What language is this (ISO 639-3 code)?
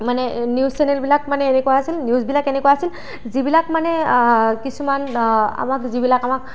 asm